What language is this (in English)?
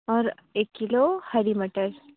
Urdu